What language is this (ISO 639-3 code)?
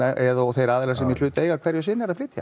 isl